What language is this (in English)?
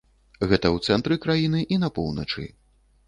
Belarusian